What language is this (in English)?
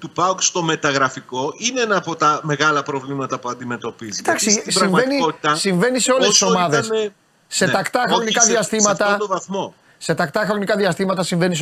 Greek